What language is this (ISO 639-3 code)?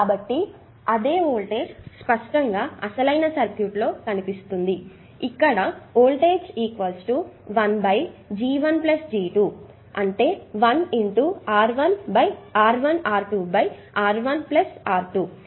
tel